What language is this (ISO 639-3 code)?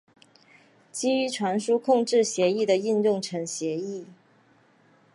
zho